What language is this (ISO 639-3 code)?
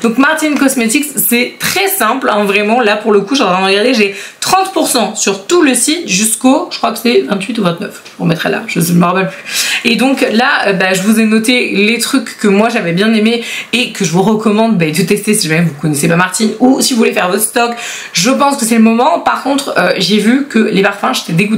fra